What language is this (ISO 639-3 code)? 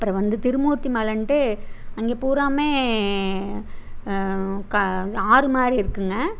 tam